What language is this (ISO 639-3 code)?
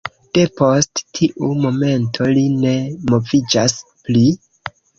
epo